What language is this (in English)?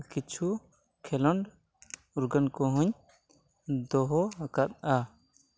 Santali